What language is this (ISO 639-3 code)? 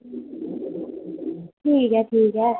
doi